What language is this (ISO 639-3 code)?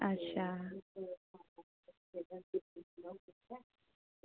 doi